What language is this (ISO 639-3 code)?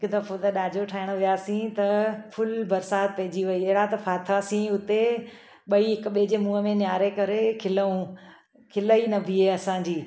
snd